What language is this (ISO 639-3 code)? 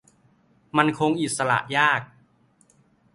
tha